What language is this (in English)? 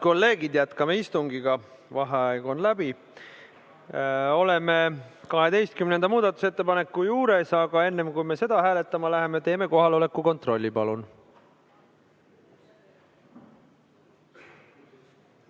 Estonian